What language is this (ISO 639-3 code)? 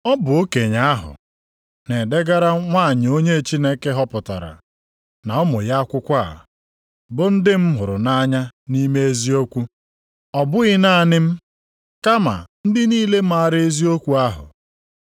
ibo